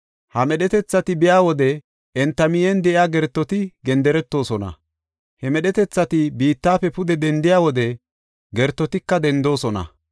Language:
Gofa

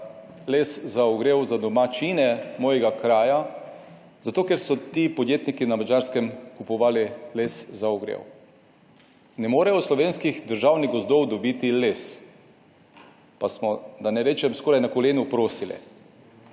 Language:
Slovenian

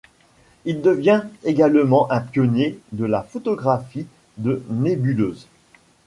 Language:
French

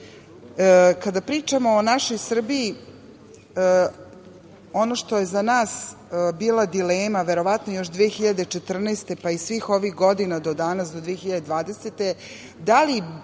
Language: Serbian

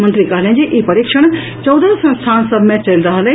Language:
Maithili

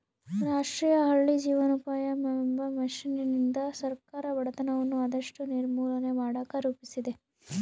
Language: Kannada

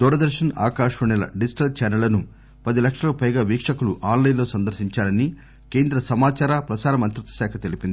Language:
Telugu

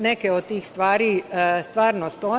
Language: Serbian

